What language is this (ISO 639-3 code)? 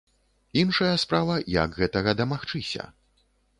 bel